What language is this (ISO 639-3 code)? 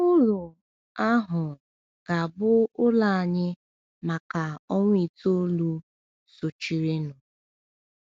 ibo